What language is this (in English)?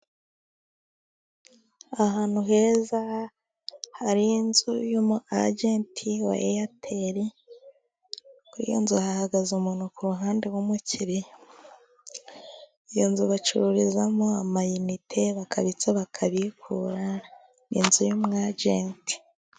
Kinyarwanda